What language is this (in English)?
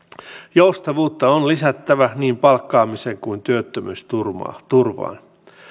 Finnish